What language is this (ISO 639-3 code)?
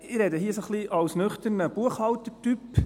gsw